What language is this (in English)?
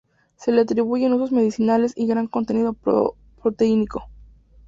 Spanish